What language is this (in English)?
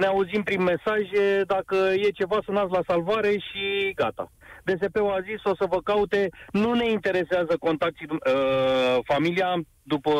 Romanian